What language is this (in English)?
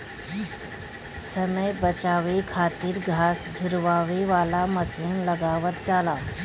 Bhojpuri